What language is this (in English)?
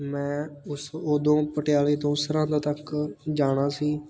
Punjabi